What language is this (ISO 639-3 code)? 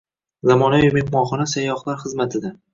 uzb